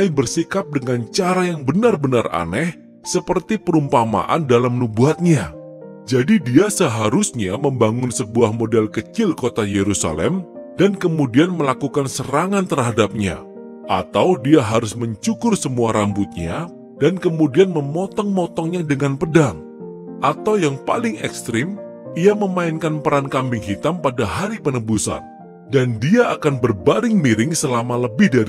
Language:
Indonesian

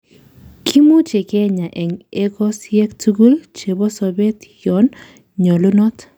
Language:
Kalenjin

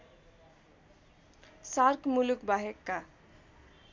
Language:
Nepali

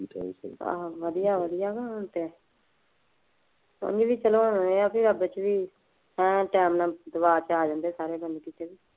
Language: Punjabi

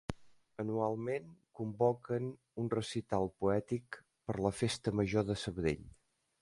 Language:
Catalan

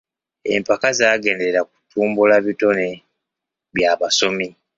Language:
Ganda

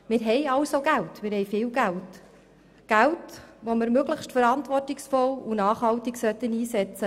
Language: Swiss German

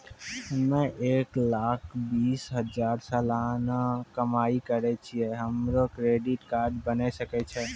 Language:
Maithili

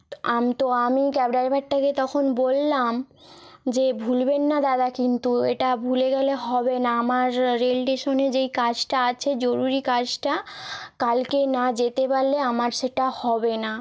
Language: Bangla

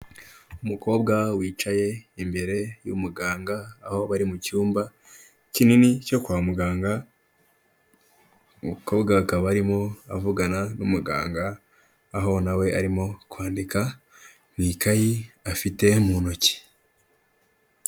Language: Kinyarwanda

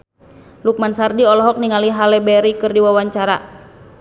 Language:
Sundanese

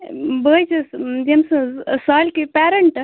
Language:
Kashmiri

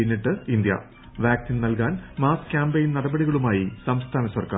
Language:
Malayalam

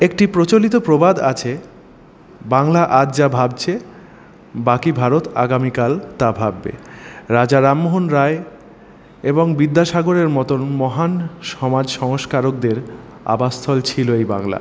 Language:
Bangla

